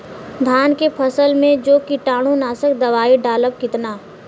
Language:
Bhojpuri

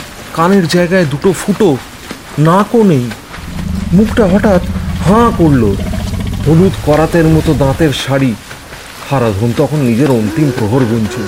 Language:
Bangla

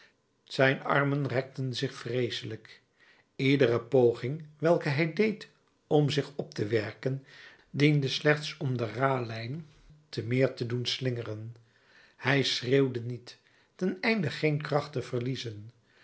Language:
Dutch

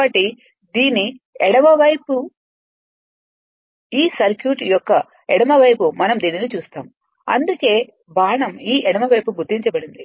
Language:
Telugu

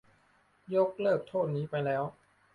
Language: Thai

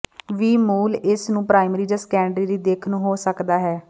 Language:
Punjabi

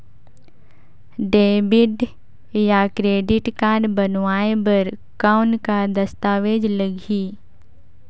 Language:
Chhattisgarhi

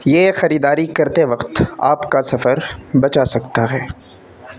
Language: Urdu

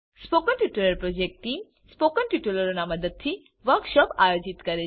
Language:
Gujarati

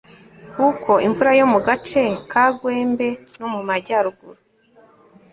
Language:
Kinyarwanda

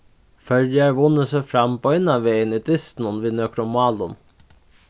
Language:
Faroese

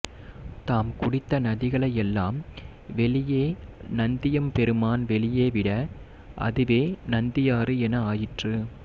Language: Tamil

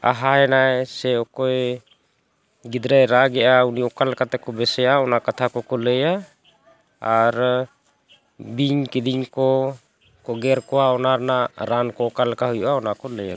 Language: Santali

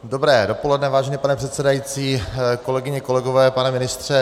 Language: Czech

